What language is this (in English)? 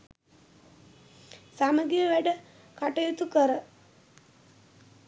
Sinhala